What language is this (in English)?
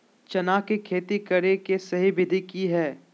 Magahi